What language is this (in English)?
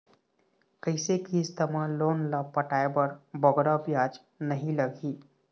Chhattisgarhi